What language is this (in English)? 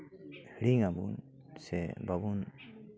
Santali